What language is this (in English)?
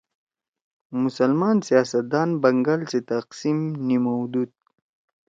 Torwali